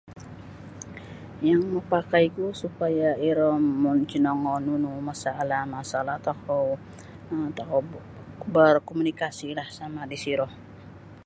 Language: Sabah Bisaya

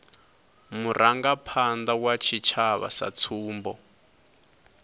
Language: Venda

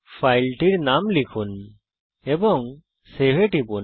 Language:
Bangla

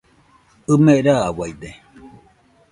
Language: Nüpode Huitoto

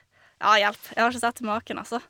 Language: Norwegian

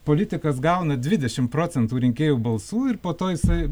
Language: Lithuanian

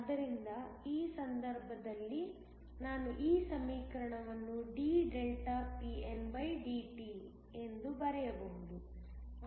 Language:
Kannada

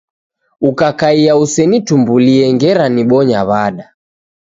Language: Taita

